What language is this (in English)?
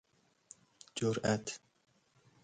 Persian